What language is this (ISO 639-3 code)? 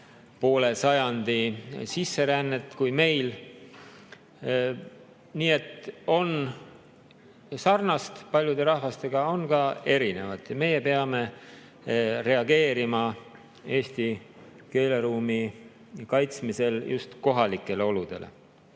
est